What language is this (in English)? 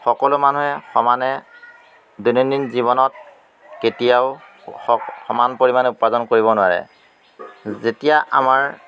Assamese